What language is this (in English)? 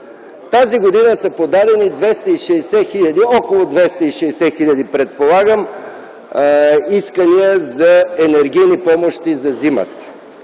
Bulgarian